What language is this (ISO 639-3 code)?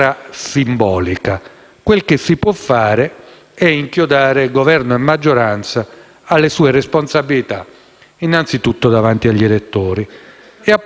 ita